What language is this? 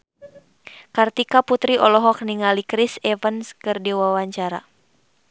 Sundanese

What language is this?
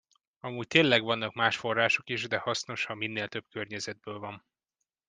Hungarian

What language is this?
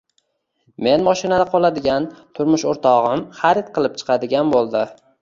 Uzbek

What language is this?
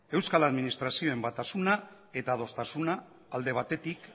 Basque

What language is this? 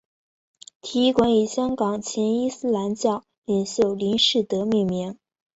Chinese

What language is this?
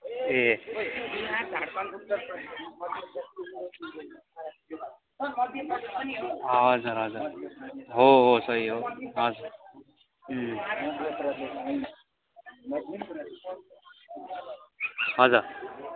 Nepali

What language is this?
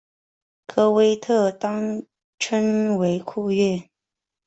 Chinese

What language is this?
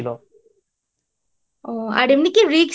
Bangla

